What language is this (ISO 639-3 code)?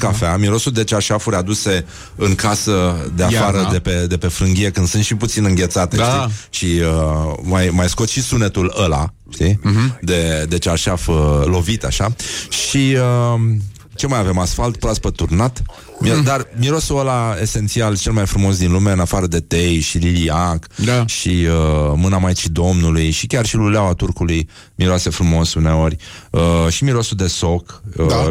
ron